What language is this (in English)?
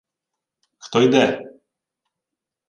Ukrainian